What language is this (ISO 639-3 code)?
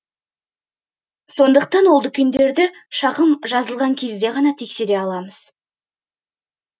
kaz